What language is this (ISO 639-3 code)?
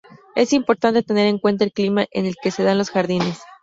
spa